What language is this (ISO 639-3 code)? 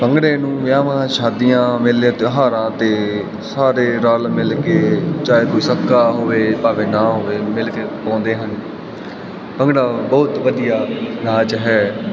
pan